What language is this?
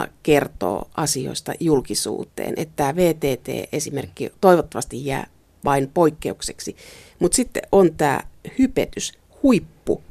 Finnish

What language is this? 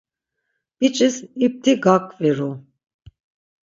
Laz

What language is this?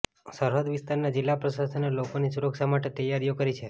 Gujarati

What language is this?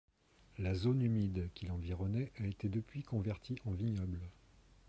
French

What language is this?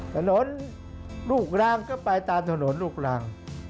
Thai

